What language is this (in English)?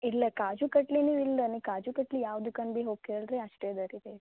Kannada